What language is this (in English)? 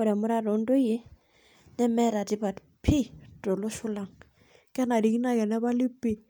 Masai